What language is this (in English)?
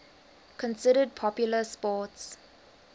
English